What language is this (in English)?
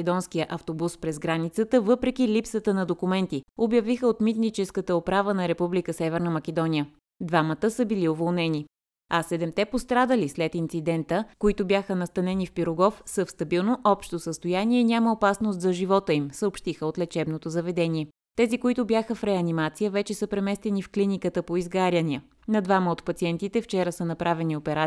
Bulgarian